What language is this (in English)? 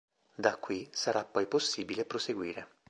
Italian